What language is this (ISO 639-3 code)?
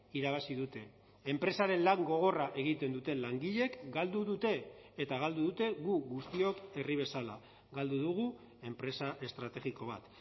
eus